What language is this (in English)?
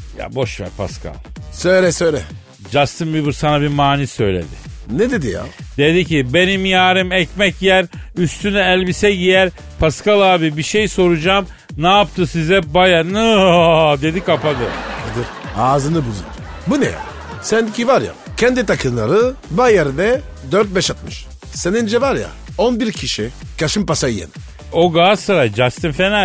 Turkish